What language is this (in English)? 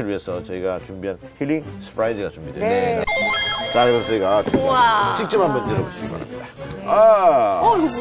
Korean